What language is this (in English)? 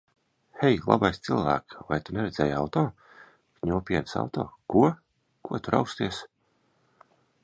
Latvian